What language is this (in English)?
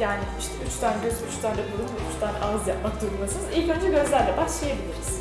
Turkish